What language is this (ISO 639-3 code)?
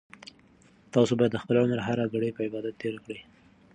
pus